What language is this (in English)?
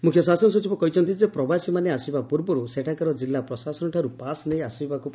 Odia